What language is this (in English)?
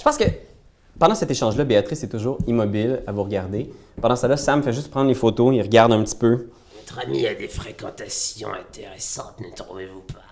French